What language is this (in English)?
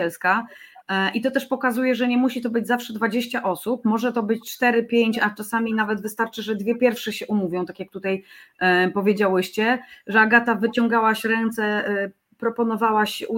Polish